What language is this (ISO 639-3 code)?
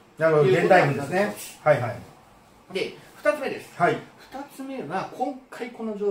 jpn